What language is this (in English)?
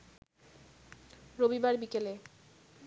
Bangla